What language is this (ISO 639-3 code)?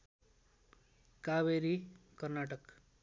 nep